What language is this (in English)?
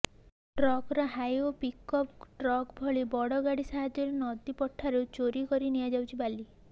Odia